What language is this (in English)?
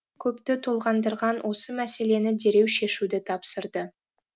Kazakh